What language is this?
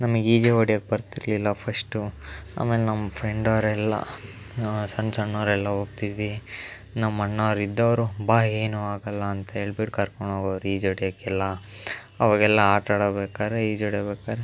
Kannada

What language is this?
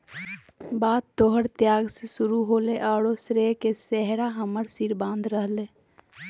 Magahi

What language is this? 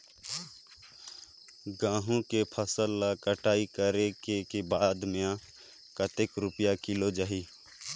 Chhattisgarhi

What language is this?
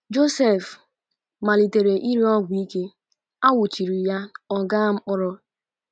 Igbo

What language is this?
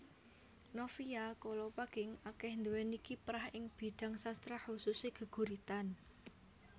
Javanese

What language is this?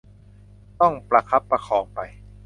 Thai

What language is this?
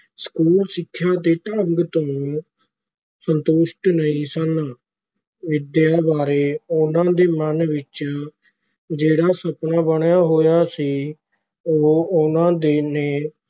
Punjabi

